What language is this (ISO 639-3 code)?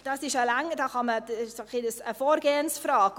gsw